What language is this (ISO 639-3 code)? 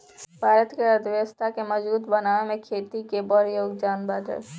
bho